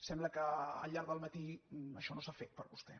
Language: Catalan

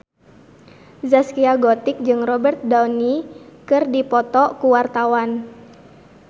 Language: Sundanese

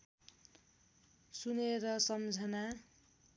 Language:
Nepali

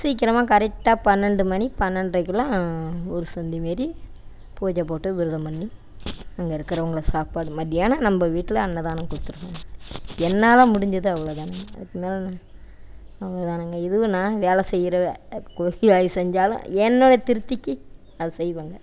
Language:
Tamil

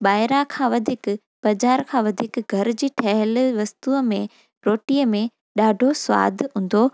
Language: Sindhi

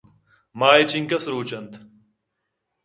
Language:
Eastern Balochi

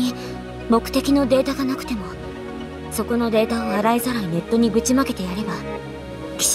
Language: Japanese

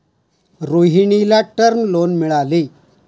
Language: Marathi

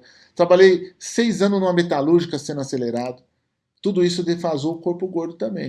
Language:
Portuguese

